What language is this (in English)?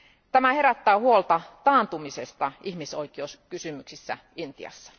Finnish